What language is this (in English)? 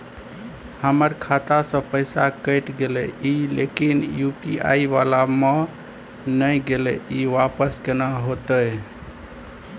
Maithili